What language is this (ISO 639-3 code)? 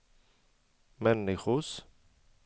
swe